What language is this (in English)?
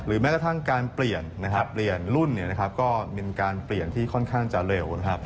Thai